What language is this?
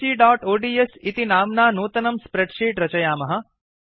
Sanskrit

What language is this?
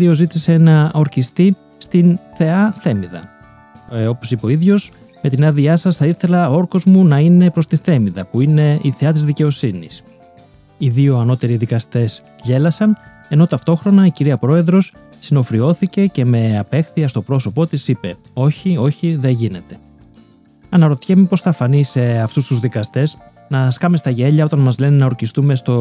Greek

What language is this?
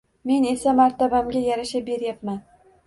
Uzbek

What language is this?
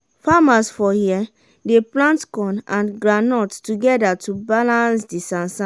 Nigerian Pidgin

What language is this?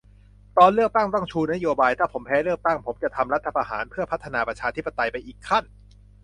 Thai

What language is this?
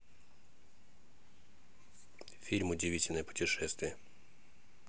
Russian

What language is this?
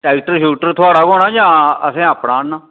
Dogri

